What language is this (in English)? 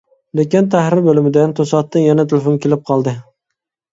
Uyghur